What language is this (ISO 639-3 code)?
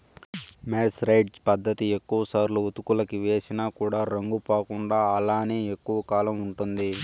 tel